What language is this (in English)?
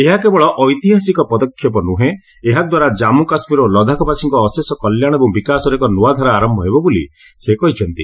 Odia